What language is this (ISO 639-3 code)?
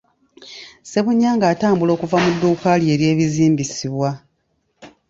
lug